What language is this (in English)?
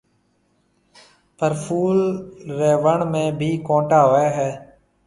Marwari (Pakistan)